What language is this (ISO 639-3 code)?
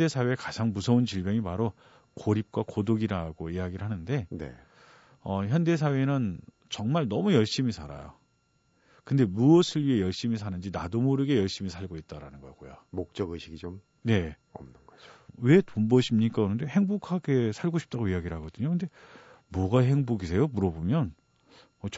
kor